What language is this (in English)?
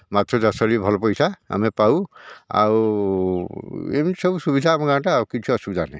Odia